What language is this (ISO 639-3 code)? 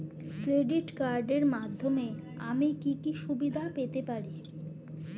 ben